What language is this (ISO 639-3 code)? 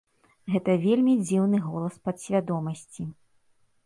bel